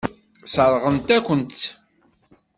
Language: Kabyle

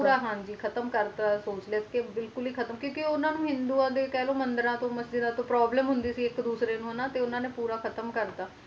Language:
Punjabi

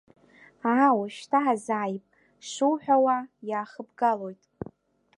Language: Abkhazian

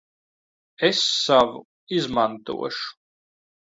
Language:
Latvian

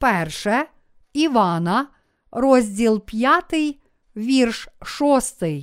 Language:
Ukrainian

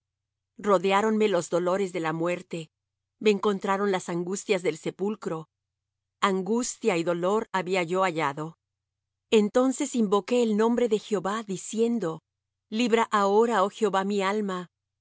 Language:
Spanish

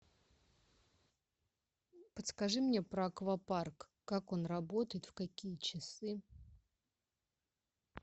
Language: Russian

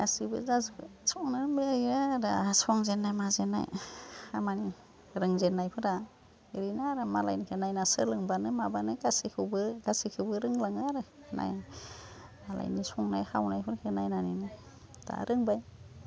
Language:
Bodo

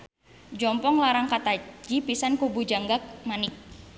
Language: Sundanese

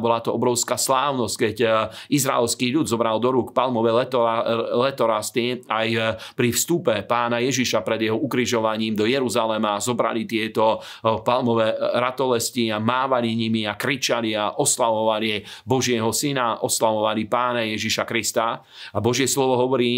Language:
Slovak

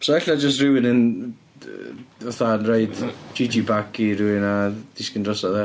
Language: Welsh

